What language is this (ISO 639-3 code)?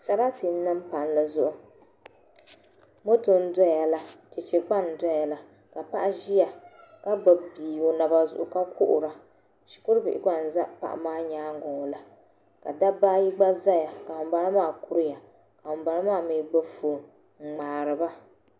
dag